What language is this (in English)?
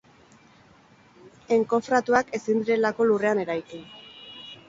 Basque